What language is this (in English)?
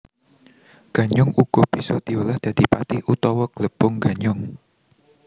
Javanese